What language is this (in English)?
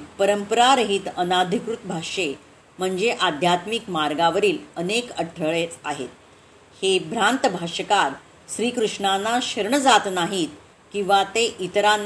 Marathi